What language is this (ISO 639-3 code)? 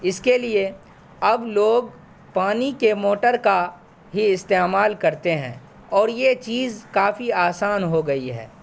urd